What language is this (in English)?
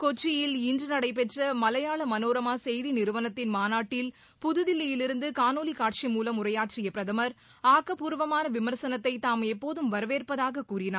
Tamil